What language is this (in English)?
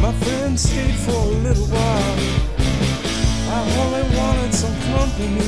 English